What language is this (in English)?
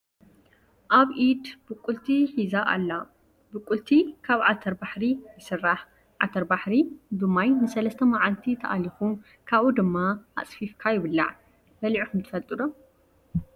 Tigrinya